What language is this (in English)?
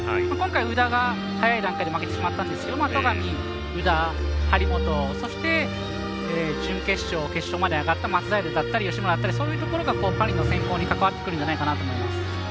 Japanese